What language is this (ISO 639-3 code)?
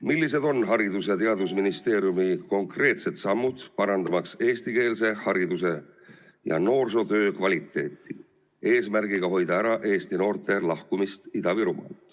est